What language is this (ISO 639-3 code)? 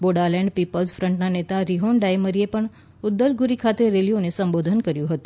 guj